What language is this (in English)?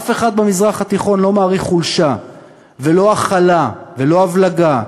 Hebrew